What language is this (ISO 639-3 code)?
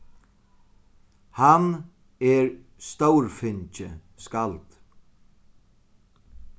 fao